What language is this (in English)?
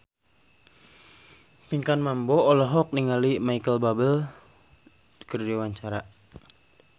Sundanese